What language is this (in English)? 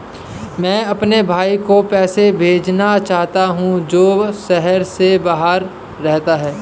Hindi